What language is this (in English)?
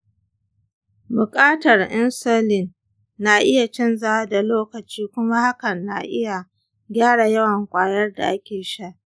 Hausa